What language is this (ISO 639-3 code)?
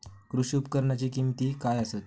mar